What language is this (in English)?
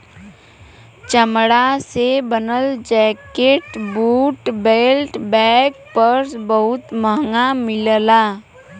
Bhojpuri